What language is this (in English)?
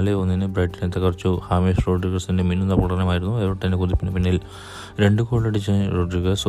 Malayalam